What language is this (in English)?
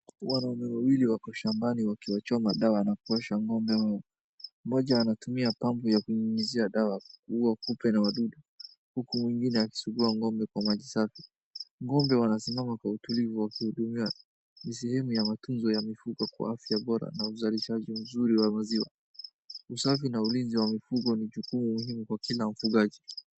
Swahili